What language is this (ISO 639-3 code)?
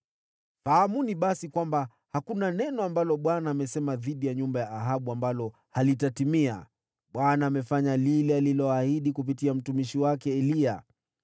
swa